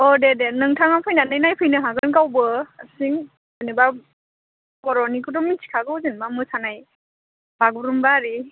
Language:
Bodo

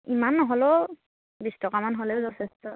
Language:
Assamese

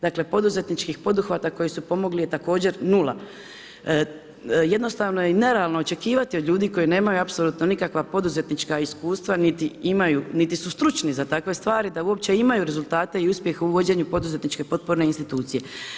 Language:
Croatian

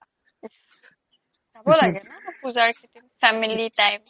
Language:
Assamese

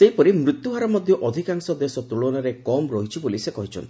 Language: Odia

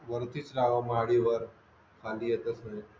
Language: Marathi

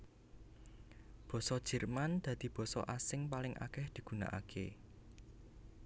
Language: Javanese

